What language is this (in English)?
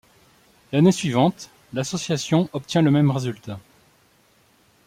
French